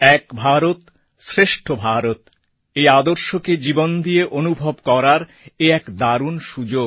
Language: Bangla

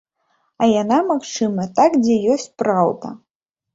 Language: Belarusian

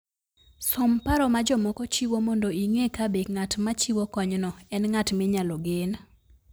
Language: Luo (Kenya and Tanzania)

